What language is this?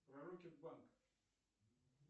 Russian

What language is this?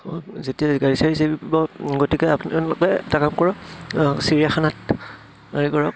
Assamese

